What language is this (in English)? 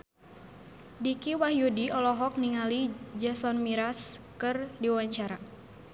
Sundanese